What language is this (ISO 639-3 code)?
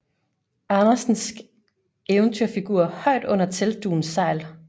dan